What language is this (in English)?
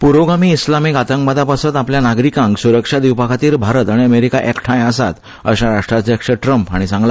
Konkani